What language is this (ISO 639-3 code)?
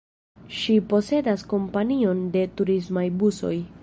epo